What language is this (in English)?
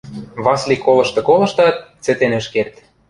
Western Mari